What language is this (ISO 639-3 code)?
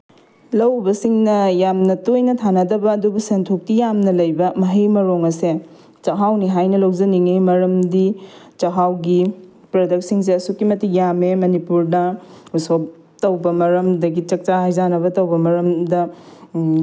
mni